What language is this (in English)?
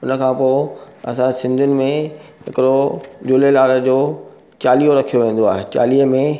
Sindhi